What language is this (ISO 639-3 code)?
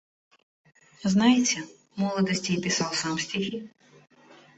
rus